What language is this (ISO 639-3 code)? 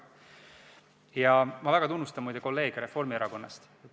est